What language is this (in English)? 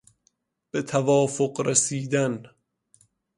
Persian